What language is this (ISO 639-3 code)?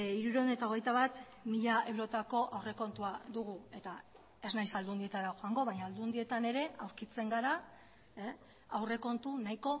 eus